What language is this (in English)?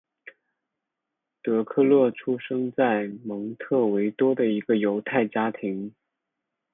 Chinese